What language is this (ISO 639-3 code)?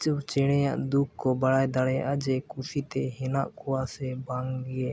sat